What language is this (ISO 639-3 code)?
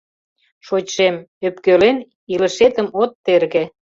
chm